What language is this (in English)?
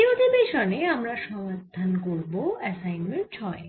Bangla